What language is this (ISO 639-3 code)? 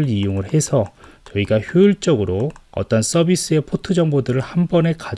kor